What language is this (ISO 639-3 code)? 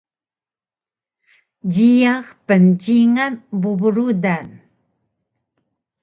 trv